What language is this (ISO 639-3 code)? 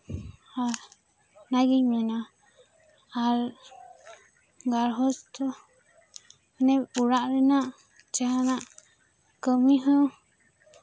sat